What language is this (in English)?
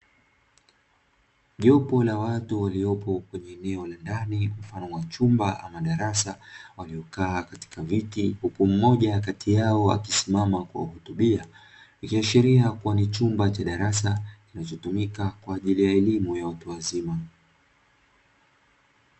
Swahili